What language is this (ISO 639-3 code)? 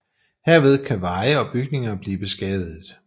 dan